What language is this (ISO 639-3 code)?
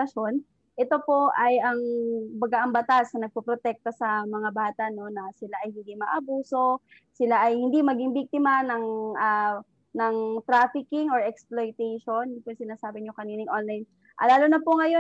fil